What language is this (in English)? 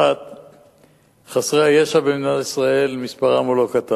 Hebrew